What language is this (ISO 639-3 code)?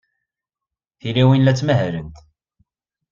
kab